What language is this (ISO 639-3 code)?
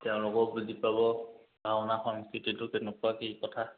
asm